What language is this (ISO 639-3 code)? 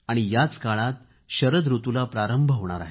mar